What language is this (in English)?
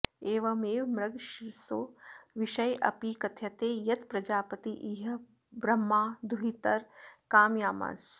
Sanskrit